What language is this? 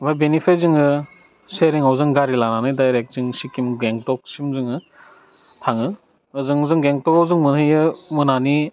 Bodo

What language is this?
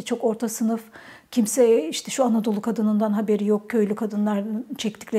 Turkish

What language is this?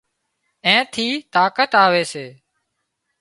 Wadiyara Koli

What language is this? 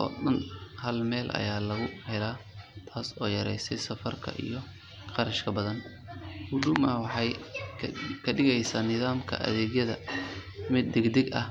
Somali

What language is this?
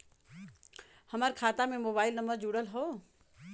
Bhojpuri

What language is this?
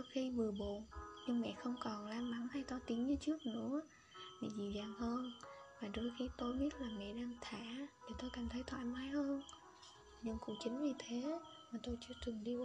Vietnamese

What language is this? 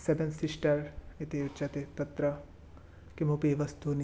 Sanskrit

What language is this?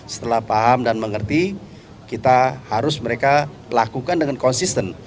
Indonesian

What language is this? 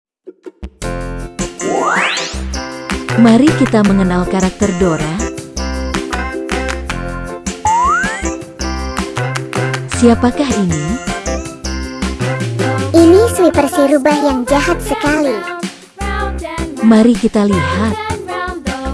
Indonesian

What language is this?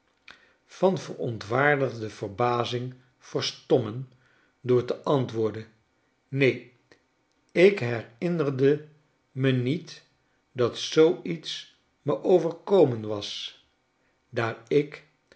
Dutch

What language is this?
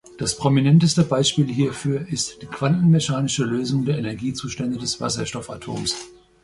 German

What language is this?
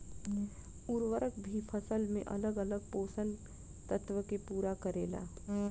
Bhojpuri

